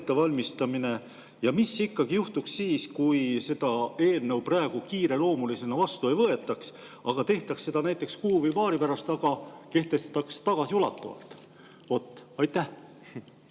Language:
Estonian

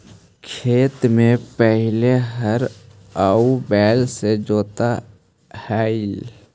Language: Magahi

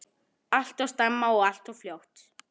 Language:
Icelandic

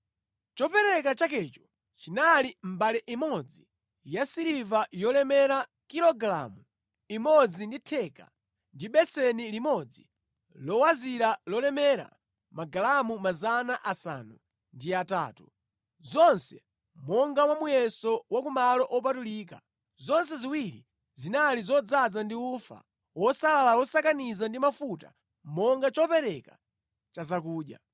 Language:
Nyanja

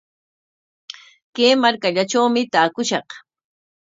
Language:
Corongo Ancash Quechua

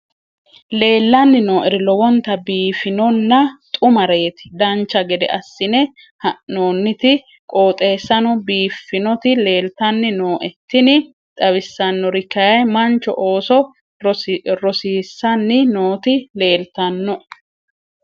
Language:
Sidamo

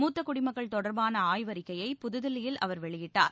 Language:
Tamil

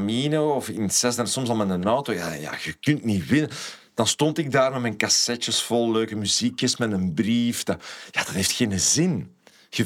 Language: Dutch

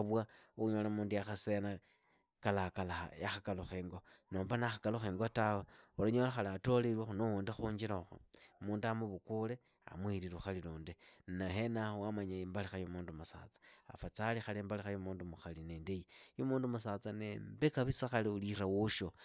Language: Idakho-Isukha-Tiriki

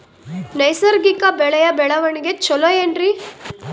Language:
Kannada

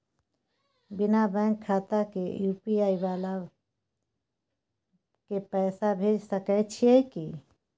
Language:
Maithili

